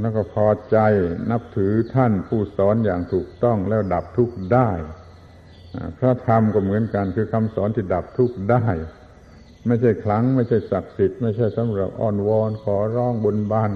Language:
Thai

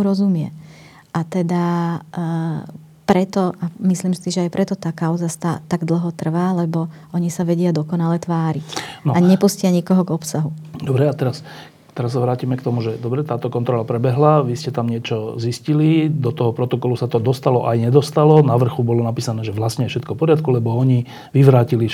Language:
Slovak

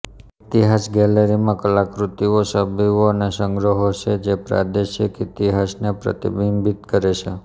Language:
Gujarati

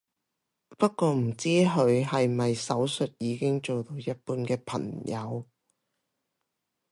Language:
Cantonese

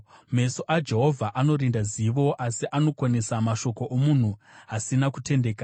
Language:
Shona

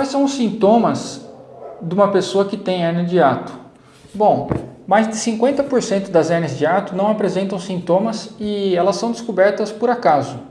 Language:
Portuguese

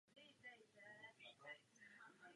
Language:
Czech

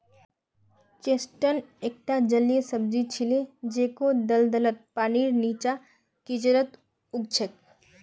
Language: Magahi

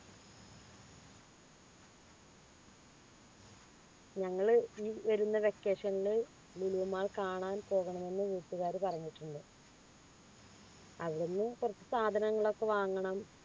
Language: Malayalam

